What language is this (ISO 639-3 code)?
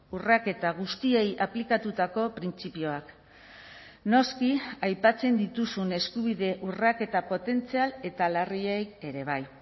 eus